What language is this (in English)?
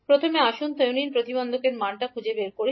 Bangla